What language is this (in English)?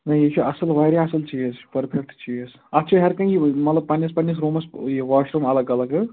Kashmiri